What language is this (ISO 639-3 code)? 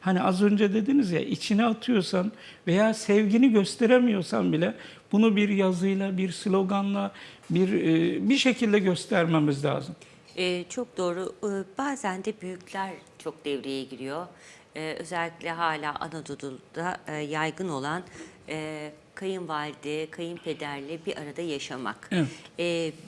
tur